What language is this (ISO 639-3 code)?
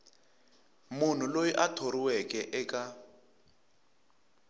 tso